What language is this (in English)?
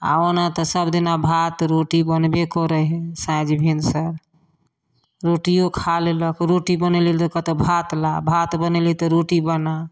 Maithili